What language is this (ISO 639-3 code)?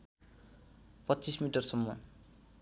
nep